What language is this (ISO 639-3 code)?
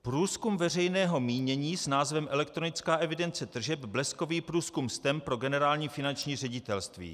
ces